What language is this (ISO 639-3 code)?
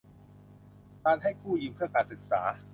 tha